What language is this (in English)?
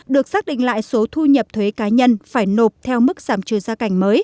Vietnamese